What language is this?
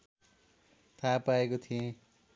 Nepali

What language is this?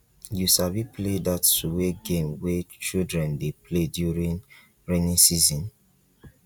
Nigerian Pidgin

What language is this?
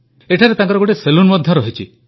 Odia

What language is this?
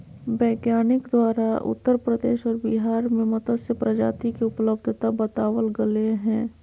Magahi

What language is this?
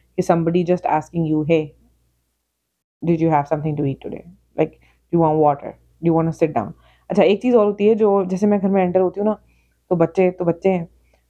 Urdu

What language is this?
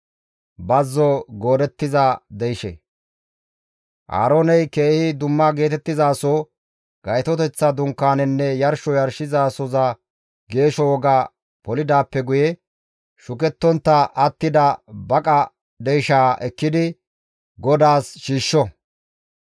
Gamo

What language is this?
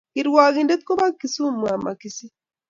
Kalenjin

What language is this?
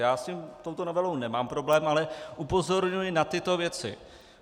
Czech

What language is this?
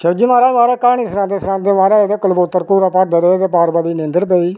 Dogri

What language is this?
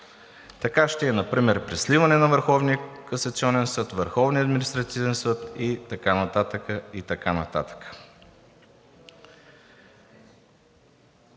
Bulgarian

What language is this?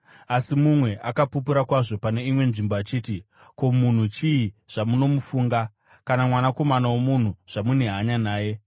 Shona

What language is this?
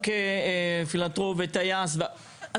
Hebrew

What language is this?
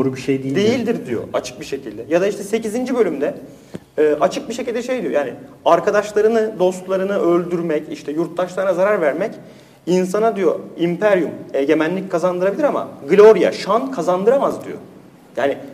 Turkish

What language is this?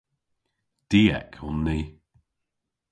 Cornish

